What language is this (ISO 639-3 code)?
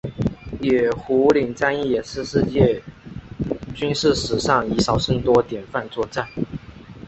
zho